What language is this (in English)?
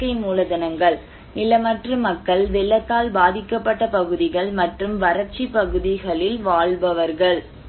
Tamil